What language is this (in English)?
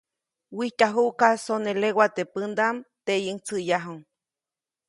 Copainalá Zoque